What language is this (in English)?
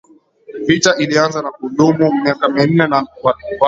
Swahili